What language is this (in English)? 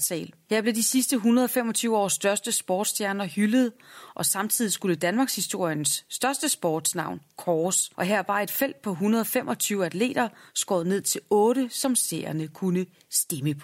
Danish